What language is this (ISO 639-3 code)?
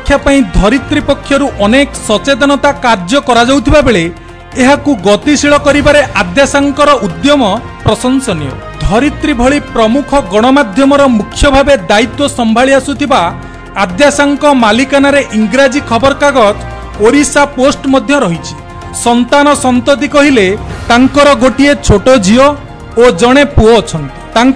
hin